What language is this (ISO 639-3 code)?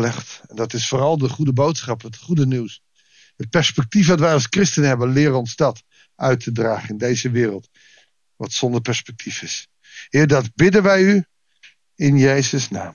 nld